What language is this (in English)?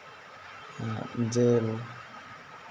Santali